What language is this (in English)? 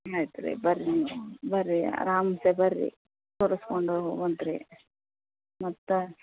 Kannada